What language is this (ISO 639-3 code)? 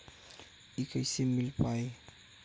bho